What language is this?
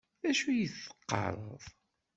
Kabyle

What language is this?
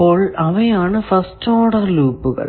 Malayalam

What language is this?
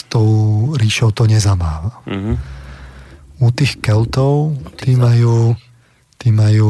Slovak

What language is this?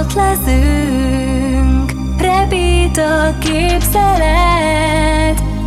Hungarian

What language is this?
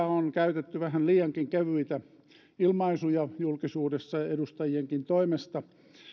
Finnish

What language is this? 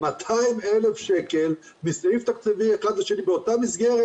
Hebrew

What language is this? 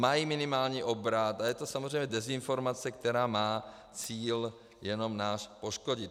Czech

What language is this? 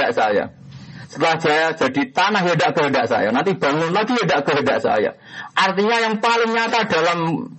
Indonesian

